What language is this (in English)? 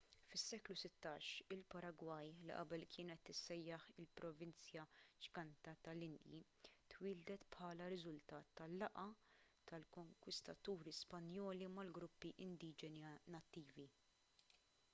Maltese